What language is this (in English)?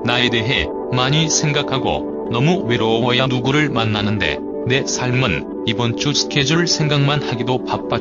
Korean